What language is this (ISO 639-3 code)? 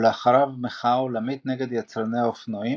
heb